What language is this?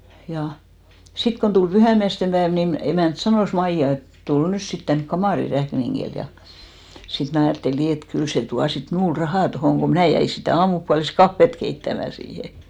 Finnish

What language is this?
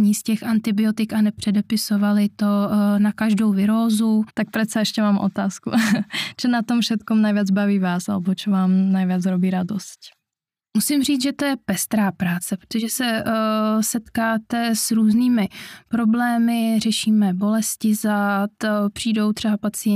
Czech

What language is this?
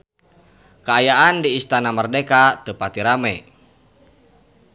Sundanese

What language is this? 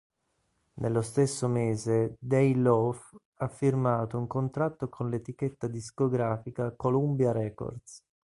Italian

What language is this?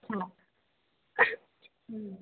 Bodo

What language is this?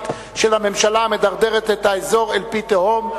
Hebrew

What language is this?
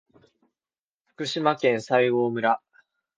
Japanese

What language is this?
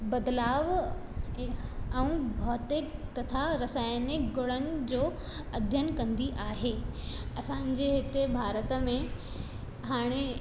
Sindhi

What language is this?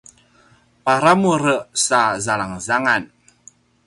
Paiwan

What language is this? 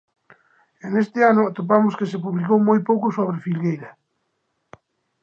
Galician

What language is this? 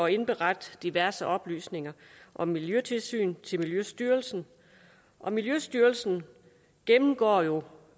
Danish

